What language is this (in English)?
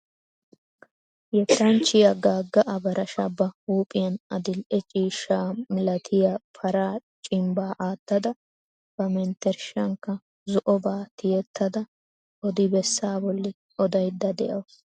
Wolaytta